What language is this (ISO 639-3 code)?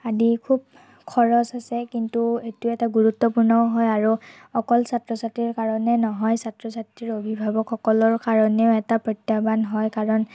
asm